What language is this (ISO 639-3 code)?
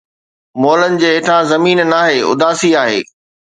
snd